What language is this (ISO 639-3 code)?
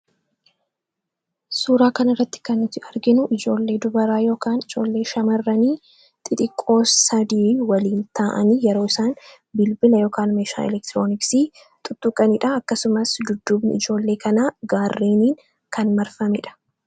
orm